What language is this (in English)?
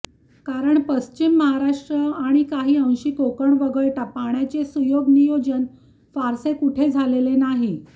Marathi